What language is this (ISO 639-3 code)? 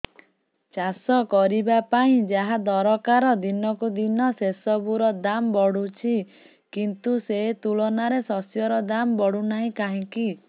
ori